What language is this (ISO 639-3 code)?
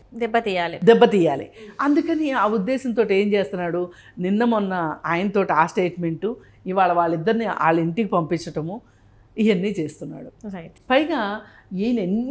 tel